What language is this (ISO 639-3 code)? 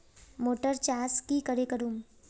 mag